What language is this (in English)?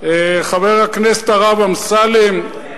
Hebrew